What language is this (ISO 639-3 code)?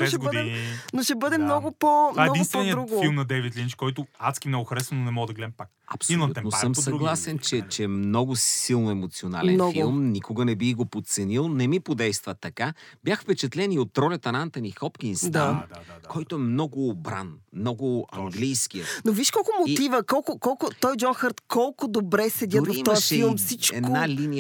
bul